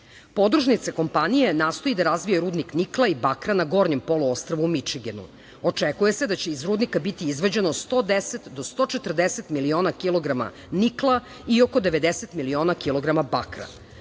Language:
Serbian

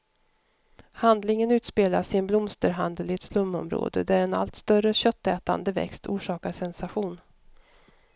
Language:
Swedish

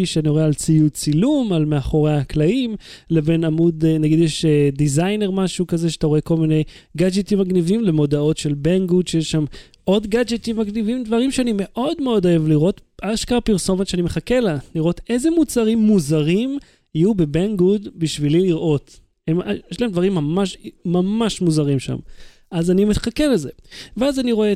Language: Hebrew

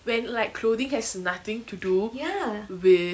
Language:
English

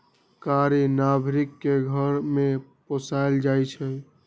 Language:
Magahi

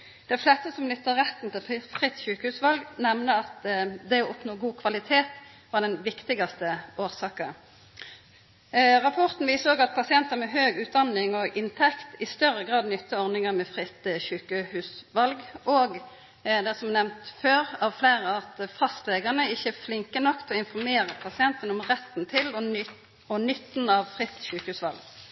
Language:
Norwegian Nynorsk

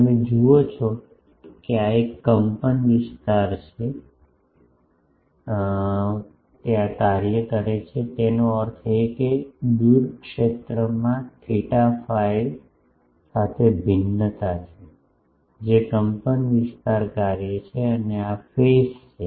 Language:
Gujarati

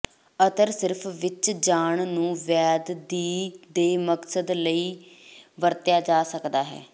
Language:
Punjabi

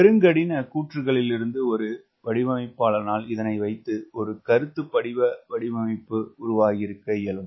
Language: Tamil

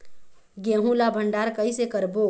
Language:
Chhattisgarhi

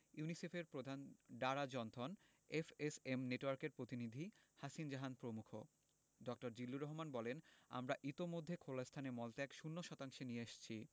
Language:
Bangla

